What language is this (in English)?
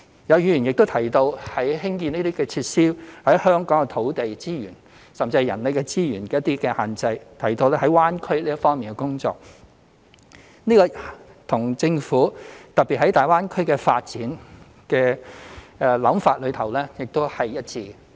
Cantonese